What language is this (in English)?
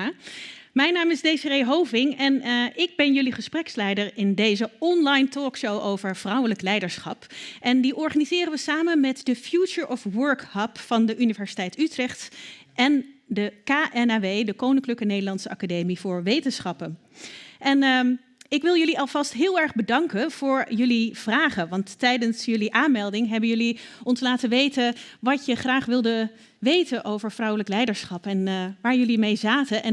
Dutch